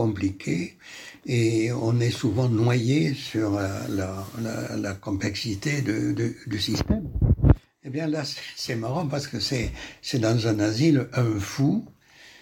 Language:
French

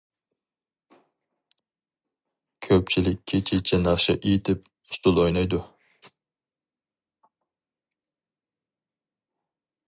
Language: Uyghur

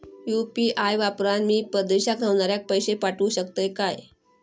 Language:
Marathi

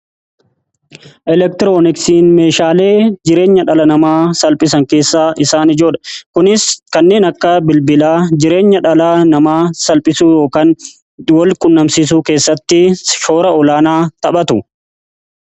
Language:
Oromo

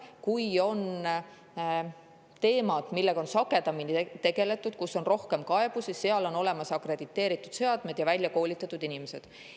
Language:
Estonian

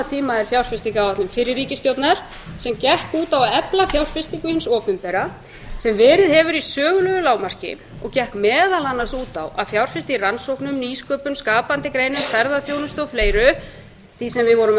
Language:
Icelandic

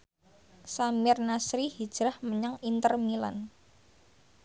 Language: Javanese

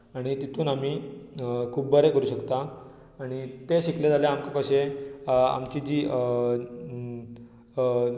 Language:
Konkani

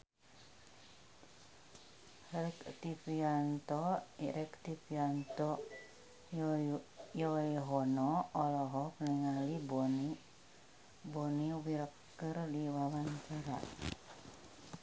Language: Sundanese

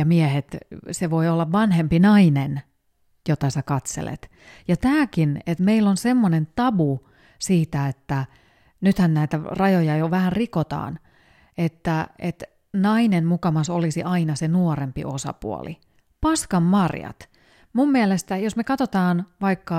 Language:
Finnish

